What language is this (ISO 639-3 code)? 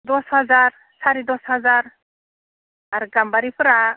brx